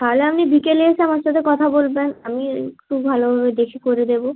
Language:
Bangla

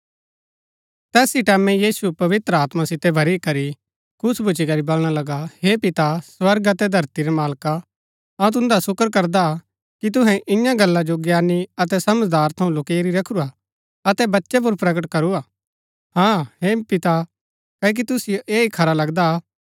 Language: Gaddi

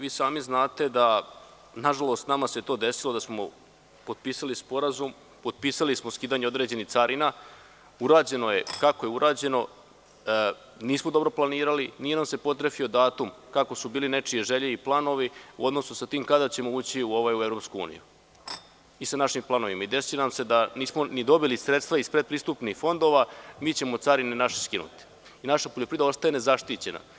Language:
Serbian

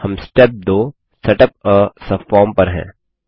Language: Hindi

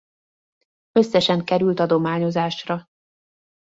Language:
Hungarian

